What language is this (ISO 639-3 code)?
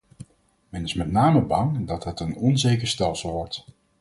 nld